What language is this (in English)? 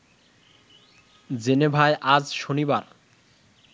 Bangla